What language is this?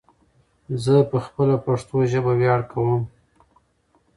Pashto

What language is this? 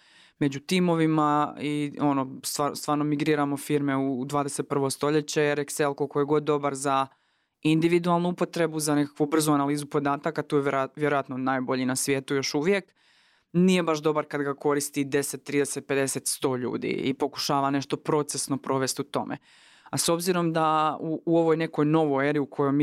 Croatian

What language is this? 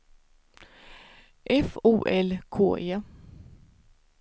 Swedish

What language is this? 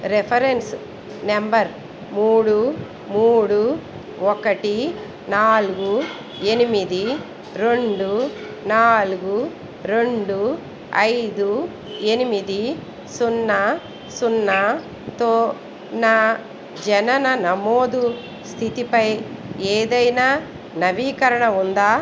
Telugu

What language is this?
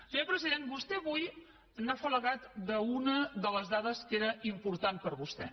Catalan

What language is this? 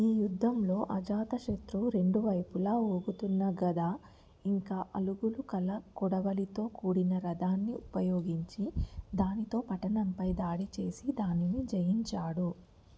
Telugu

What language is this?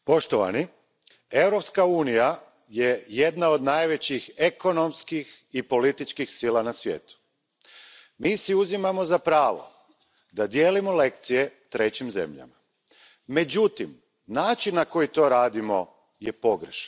Croatian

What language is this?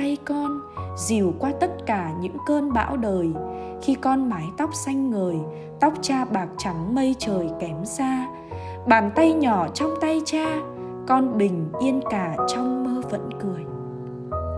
Vietnamese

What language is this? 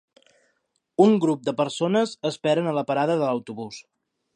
Catalan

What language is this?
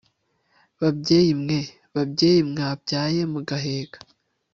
Kinyarwanda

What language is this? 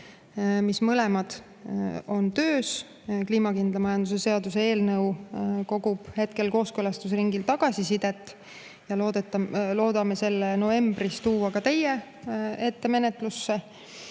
Estonian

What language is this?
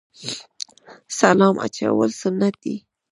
Pashto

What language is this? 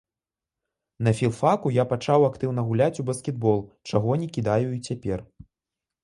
Belarusian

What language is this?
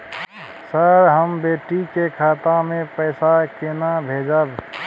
Maithili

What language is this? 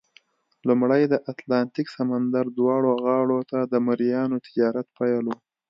Pashto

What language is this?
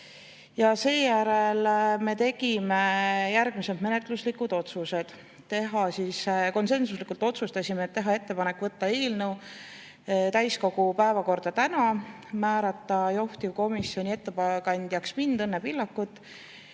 Estonian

